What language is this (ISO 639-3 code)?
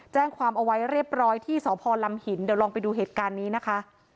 tha